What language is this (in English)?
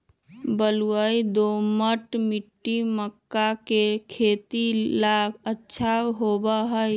Magahi